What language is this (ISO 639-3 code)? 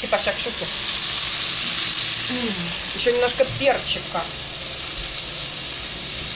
rus